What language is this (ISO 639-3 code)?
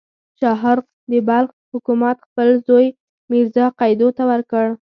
pus